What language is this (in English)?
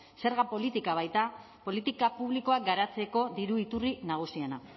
Basque